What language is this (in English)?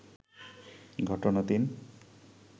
Bangla